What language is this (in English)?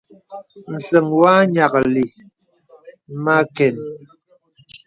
Bebele